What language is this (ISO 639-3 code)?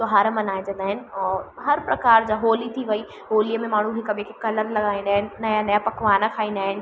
snd